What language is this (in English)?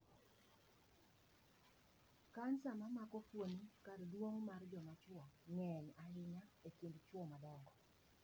Luo (Kenya and Tanzania)